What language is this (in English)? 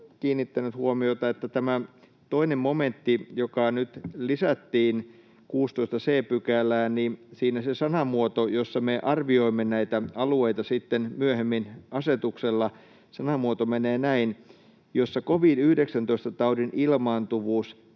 Finnish